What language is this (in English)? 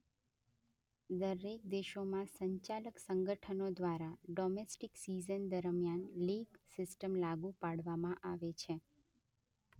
Gujarati